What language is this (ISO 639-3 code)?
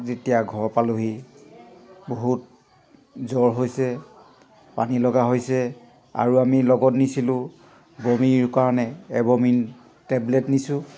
asm